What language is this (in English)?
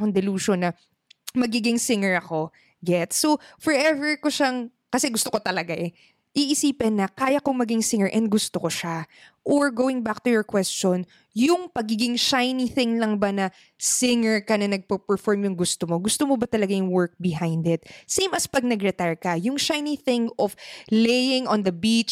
Filipino